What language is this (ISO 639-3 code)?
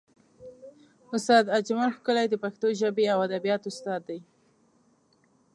pus